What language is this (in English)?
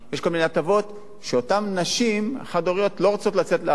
Hebrew